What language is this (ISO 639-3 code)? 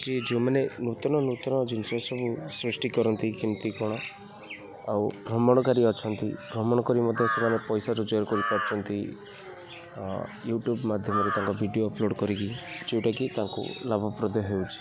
ori